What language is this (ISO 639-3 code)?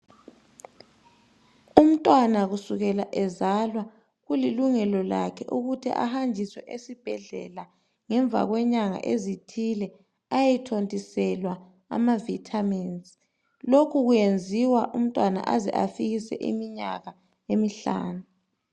nde